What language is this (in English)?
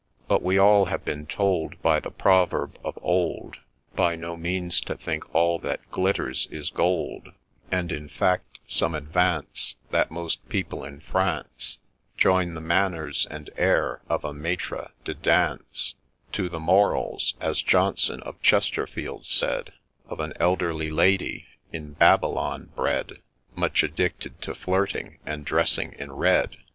English